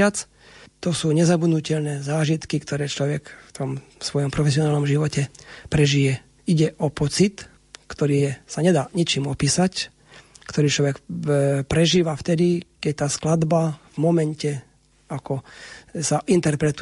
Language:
Slovak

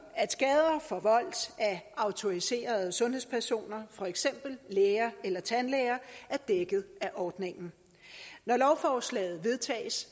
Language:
Danish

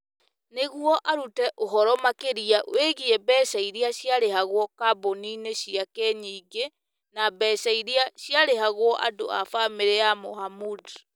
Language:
Kikuyu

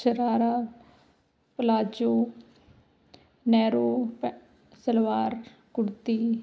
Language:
Punjabi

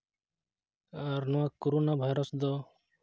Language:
Santali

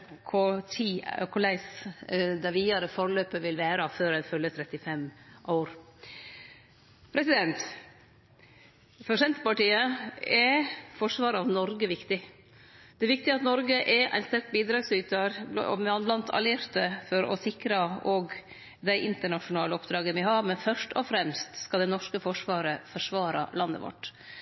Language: Norwegian Nynorsk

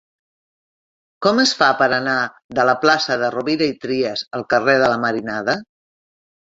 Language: Catalan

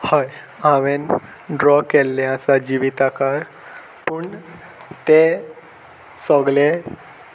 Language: Konkani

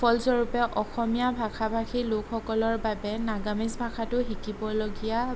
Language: Assamese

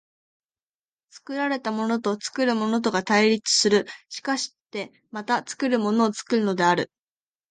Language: Japanese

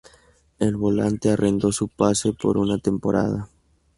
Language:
Spanish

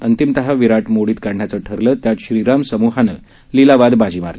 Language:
Marathi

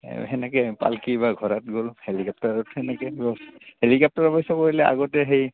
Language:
Assamese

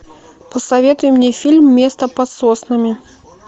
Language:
Russian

